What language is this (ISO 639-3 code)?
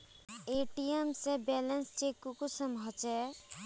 mag